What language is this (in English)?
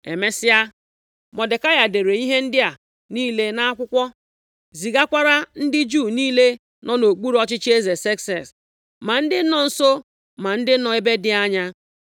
Igbo